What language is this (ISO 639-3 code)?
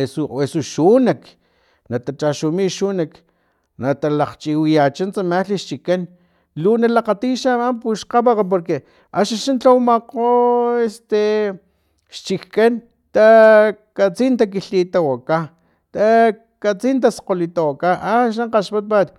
tlp